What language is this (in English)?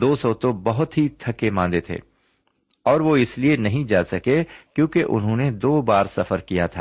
Urdu